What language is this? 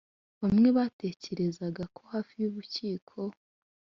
Kinyarwanda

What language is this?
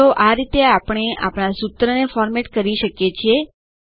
Gujarati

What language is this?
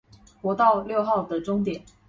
Chinese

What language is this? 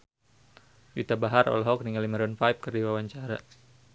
Sundanese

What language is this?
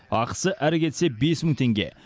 Kazakh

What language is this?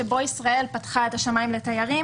Hebrew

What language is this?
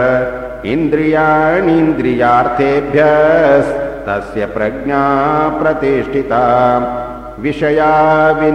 Hindi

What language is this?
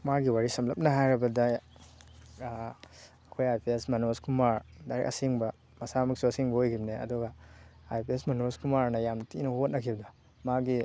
Manipuri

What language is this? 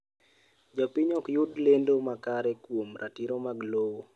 Luo (Kenya and Tanzania)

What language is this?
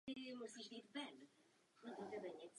Czech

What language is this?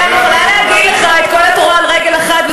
Hebrew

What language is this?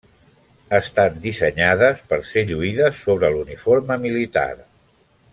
Catalan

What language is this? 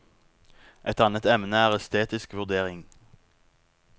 Norwegian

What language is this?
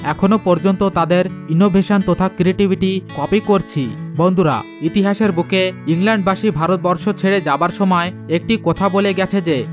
Bangla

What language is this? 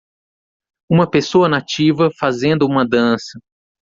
Portuguese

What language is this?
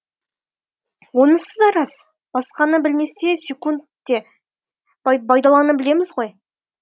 Kazakh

